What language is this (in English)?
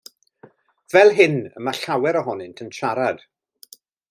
Welsh